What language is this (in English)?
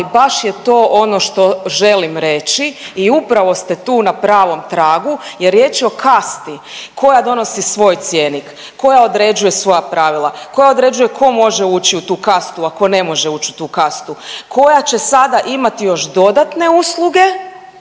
Croatian